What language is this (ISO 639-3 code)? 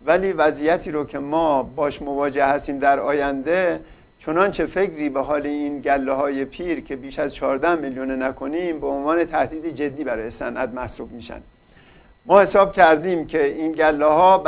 fas